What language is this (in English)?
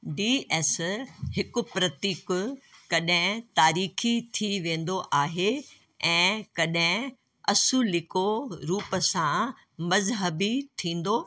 Sindhi